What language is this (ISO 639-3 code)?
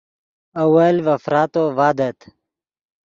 ydg